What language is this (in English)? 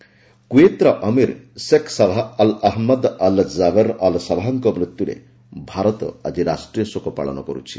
Odia